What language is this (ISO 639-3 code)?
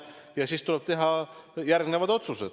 est